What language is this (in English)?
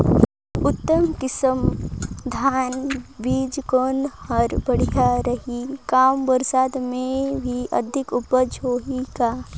Chhattisgarhi